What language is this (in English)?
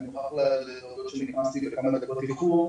Hebrew